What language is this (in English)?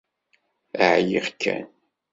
Kabyle